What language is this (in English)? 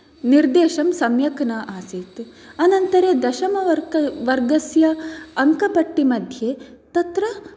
Sanskrit